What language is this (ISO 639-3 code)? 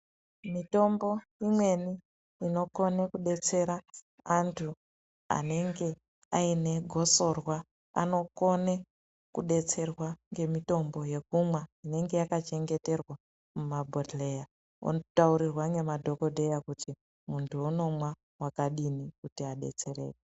ndc